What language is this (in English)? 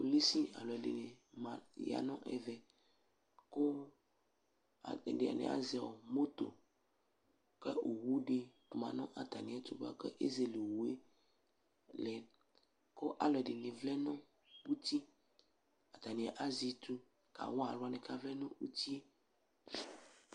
Ikposo